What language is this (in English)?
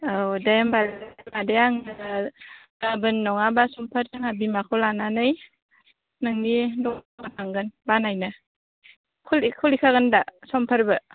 Bodo